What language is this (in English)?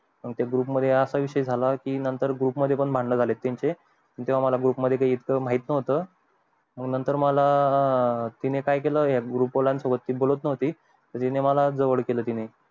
Marathi